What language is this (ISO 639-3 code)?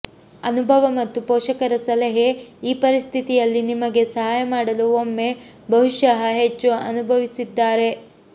kan